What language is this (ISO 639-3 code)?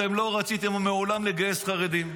heb